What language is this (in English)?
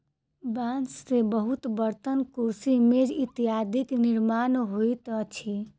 Maithili